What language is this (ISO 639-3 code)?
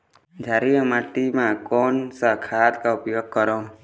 hne